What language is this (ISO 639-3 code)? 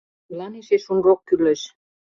chm